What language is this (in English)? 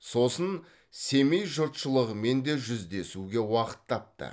Kazakh